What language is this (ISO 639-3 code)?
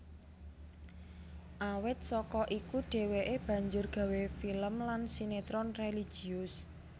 jav